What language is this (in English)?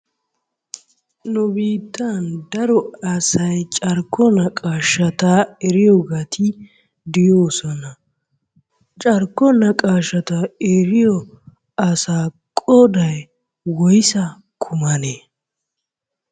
Wolaytta